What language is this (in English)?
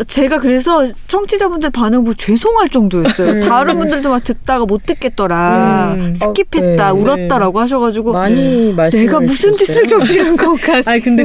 Korean